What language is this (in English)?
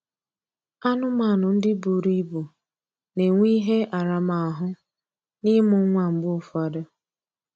Igbo